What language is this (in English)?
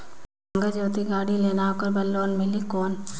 Chhattisgarhi